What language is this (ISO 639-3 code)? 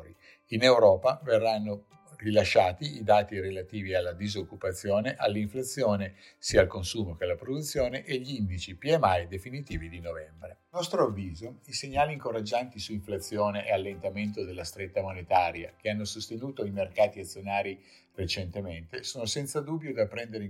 ita